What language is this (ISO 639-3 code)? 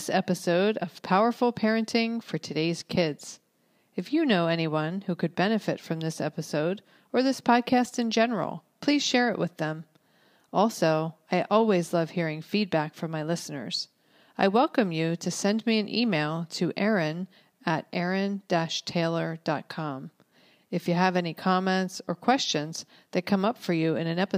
eng